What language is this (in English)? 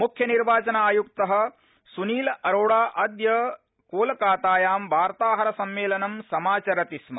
Sanskrit